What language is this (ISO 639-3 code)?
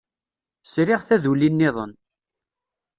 kab